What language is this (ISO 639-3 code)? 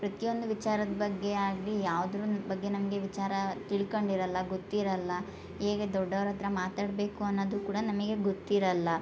kan